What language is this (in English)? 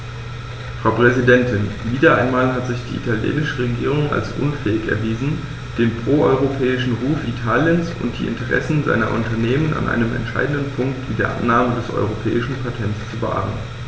German